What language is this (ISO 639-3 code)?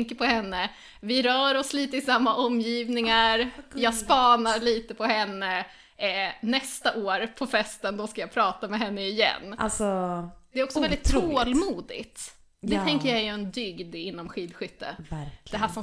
swe